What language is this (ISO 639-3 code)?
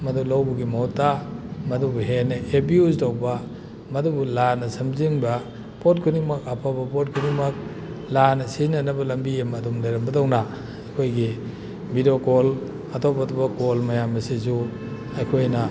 mni